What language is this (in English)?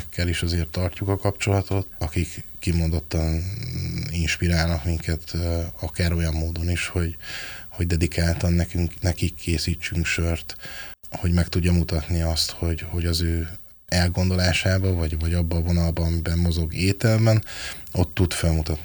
Hungarian